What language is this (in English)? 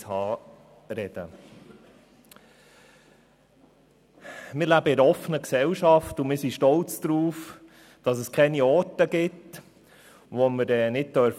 Swiss German